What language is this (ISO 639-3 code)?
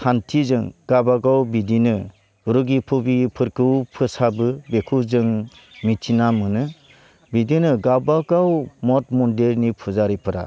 brx